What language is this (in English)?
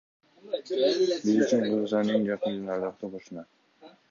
Kyrgyz